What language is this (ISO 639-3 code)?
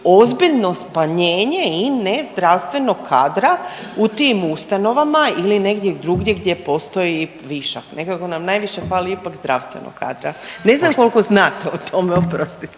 hrv